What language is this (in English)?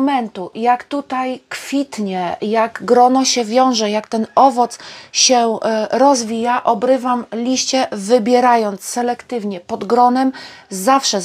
Polish